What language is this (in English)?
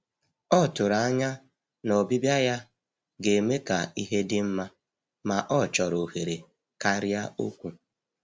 Igbo